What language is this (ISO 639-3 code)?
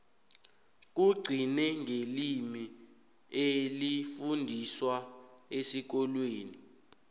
nbl